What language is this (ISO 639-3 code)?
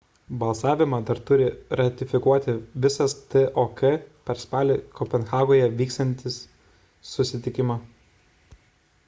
lit